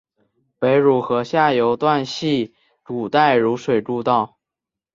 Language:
Chinese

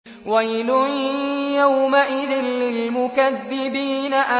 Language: Arabic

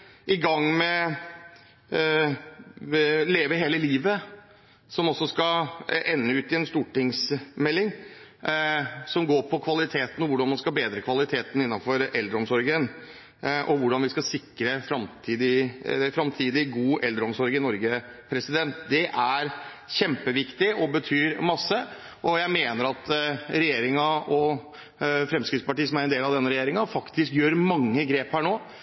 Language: Norwegian Bokmål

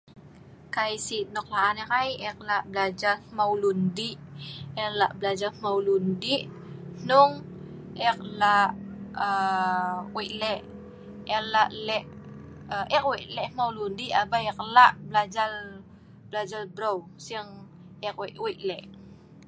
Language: Sa'ban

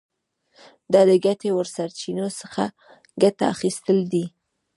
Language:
Pashto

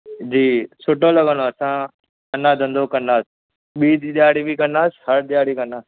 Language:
Sindhi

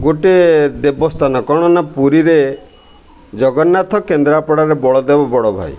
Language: Odia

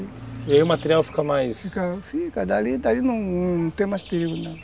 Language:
Portuguese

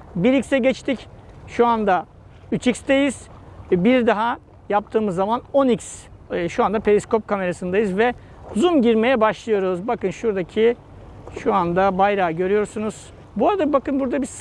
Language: Turkish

